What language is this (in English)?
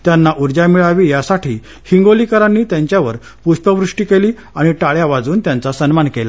Marathi